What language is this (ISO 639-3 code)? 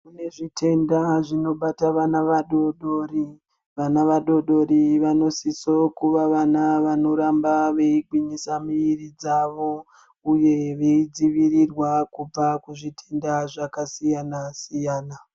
ndc